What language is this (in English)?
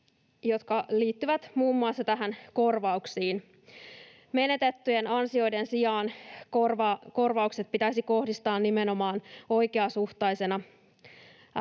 Finnish